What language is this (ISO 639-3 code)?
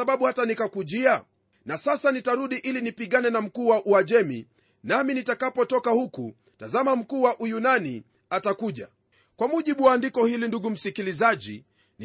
swa